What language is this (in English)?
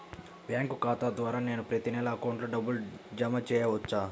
Telugu